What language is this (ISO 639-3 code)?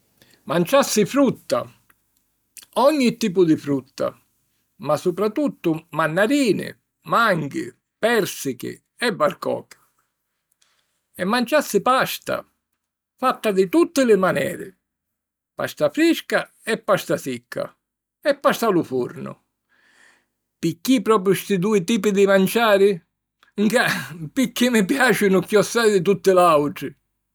scn